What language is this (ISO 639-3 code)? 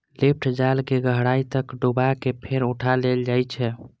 mai